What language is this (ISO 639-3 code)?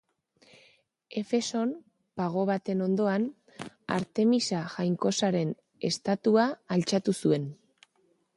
eus